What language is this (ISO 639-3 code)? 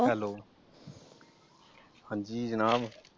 pan